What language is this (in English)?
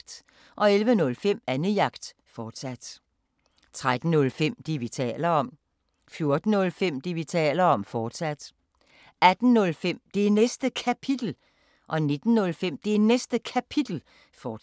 Danish